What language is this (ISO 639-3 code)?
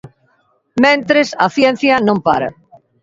glg